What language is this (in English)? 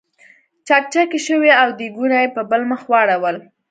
Pashto